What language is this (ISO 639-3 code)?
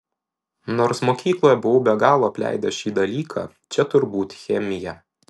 lit